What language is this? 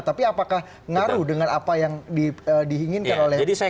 Indonesian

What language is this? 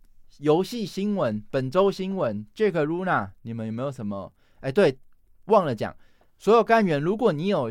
Chinese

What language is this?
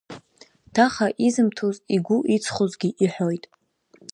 Abkhazian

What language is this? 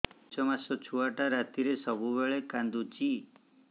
Odia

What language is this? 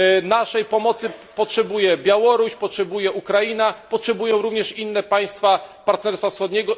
Polish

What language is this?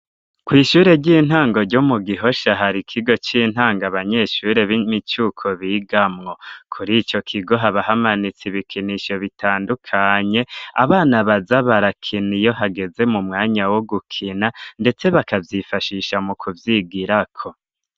Rundi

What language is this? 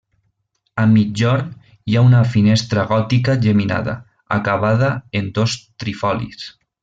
Catalan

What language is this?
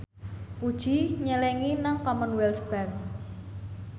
Javanese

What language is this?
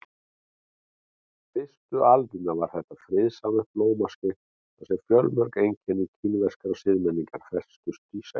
Icelandic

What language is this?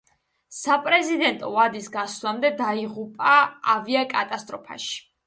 Georgian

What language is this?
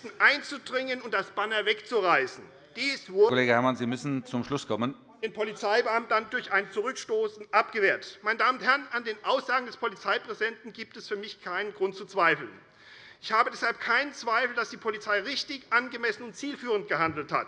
German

